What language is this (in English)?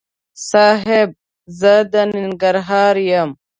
Pashto